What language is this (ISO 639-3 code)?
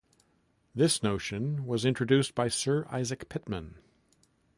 eng